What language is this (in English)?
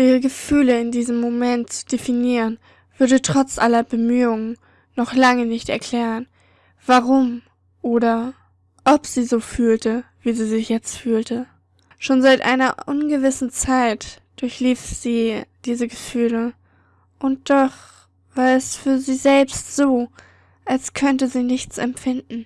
German